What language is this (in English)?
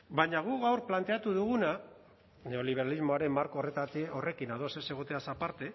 Basque